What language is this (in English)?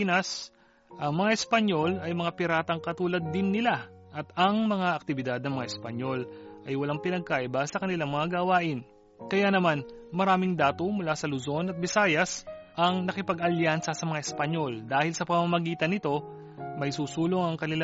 Filipino